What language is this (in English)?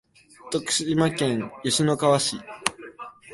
Japanese